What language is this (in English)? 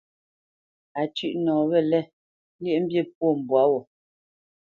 Bamenyam